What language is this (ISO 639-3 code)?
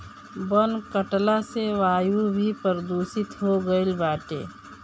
bho